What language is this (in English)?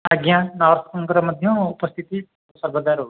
Odia